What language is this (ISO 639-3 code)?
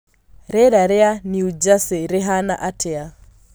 kik